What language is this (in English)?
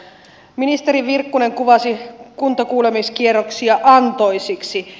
Finnish